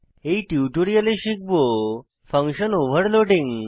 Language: Bangla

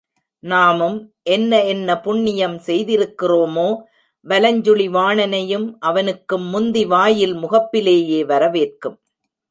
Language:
Tamil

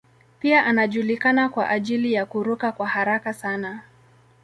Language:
Swahili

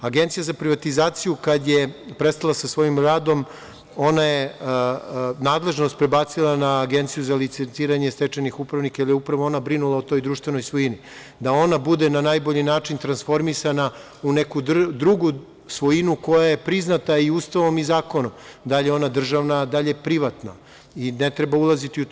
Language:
Serbian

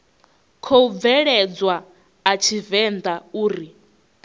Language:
Venda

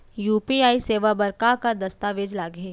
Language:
Chhattisgarhi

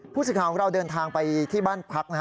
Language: Thai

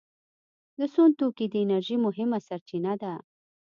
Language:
Pashto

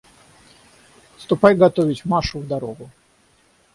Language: Russian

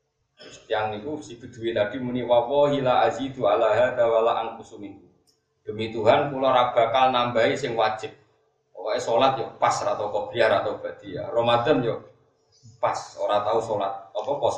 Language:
Indonesian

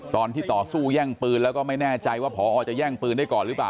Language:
Thai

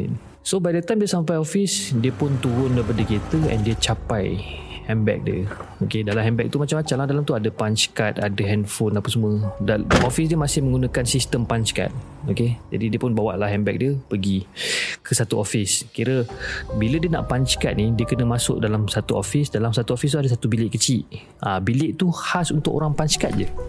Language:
Malay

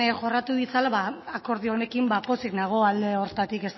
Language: Basque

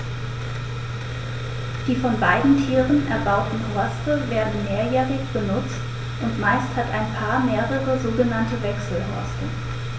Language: German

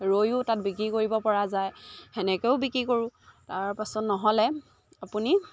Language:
Assamese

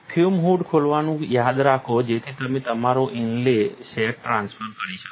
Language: Gujarati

